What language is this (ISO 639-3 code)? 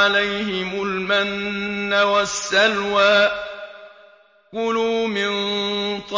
ara